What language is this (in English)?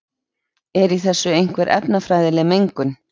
Icelandic